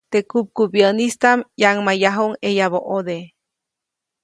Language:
Copainalá Zoque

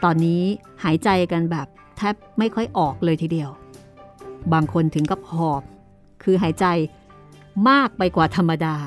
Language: Thai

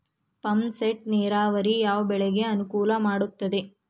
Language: Kannada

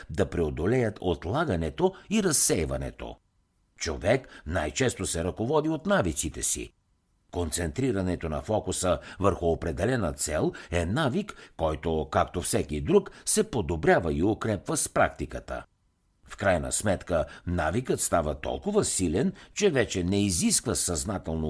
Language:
Bulgarian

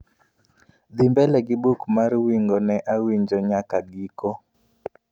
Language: Luo (Kenya and Tanzania)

